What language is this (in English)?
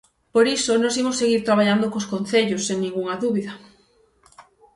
Galician